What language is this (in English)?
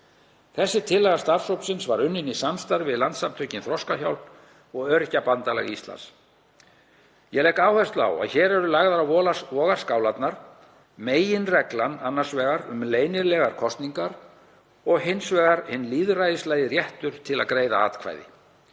Icelandic